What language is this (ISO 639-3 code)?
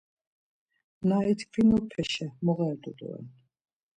lzz